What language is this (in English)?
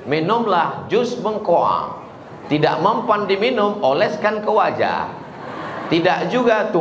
Indonesian